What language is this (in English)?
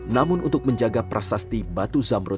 Indonesian